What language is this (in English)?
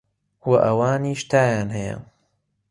Central Kurdish